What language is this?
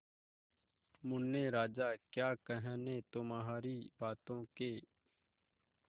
Hindi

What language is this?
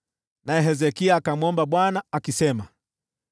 Swahili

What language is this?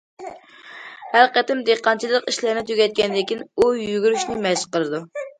Uyghur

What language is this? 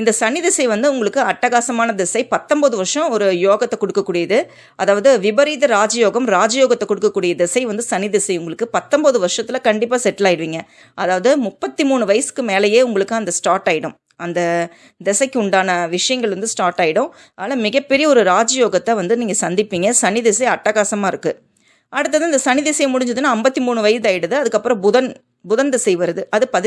Tamil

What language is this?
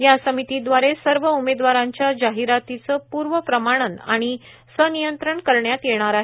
Marathi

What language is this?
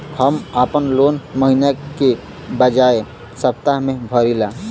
Bhojpuri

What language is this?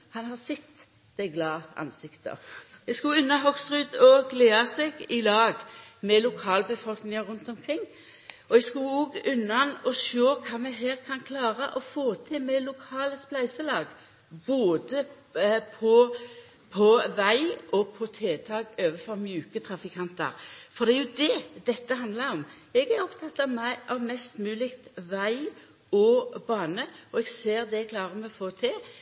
Norwegian Nynorsk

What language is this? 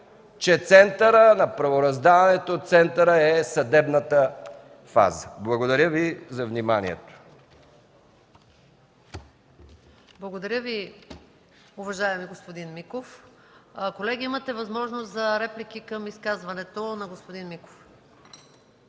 Bulgarian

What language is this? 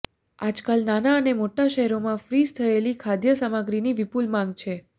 Gujarati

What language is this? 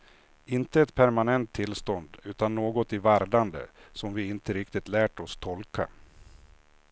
Swedish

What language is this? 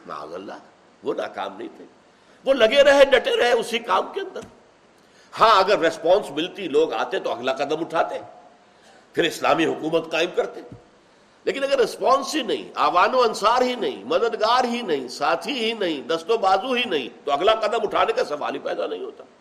Urdu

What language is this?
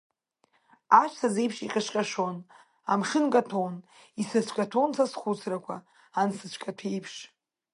Abkhazian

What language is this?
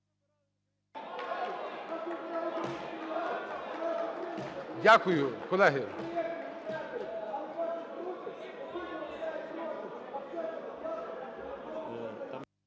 Ukrainian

